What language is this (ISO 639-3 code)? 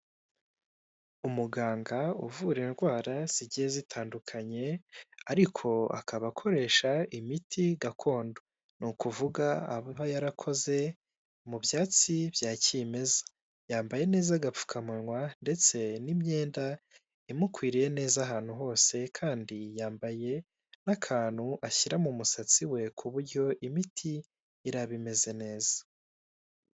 kin